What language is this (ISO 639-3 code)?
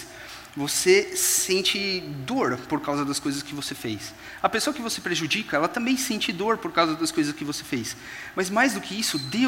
por